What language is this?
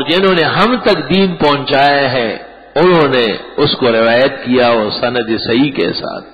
Arabic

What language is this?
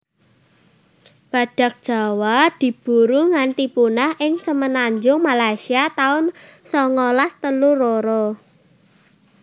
Javanese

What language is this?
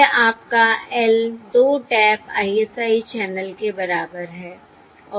Hindi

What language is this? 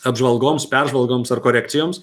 Lithuanian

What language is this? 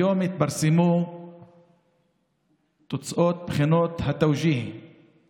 Hebrew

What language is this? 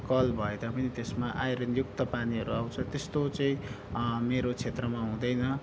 Nepali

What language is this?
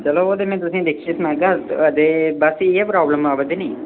Dogri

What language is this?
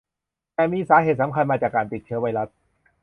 Thai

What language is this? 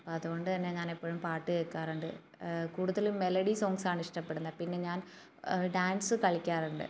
Malayalam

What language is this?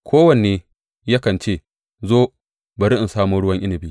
Hausa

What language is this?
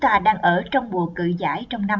Vietnamese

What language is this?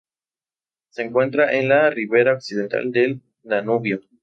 Spanish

